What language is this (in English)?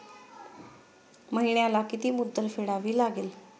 Marathi